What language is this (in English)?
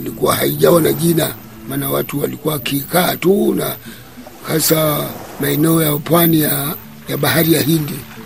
Swahili